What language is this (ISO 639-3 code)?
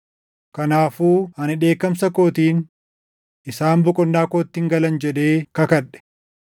orm